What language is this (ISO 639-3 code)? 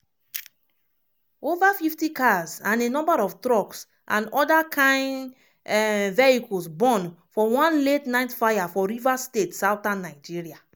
pcm